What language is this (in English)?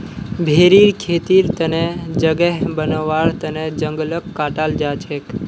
Magahi